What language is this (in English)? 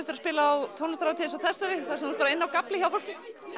Icelandic